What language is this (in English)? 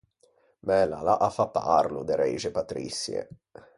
Ligurian